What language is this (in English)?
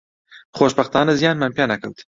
Central Kurdish